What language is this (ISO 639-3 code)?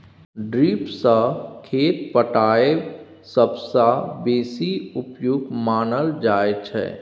mai